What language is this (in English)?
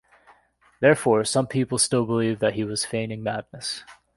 English